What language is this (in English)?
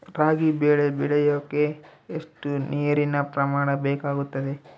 Kannada